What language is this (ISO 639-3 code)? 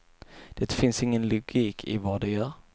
swe